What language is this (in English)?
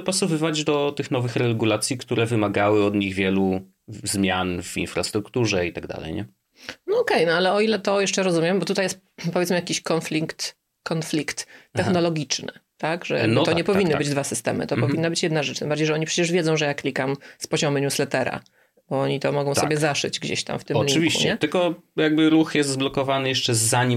Polish